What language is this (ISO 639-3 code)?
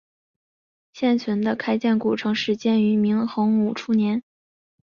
zho